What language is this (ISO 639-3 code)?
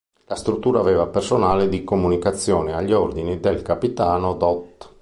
ita